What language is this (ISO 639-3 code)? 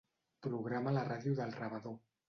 cat